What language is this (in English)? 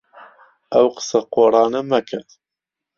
Central Kurdish